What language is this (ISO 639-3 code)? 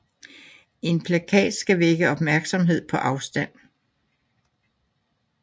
dan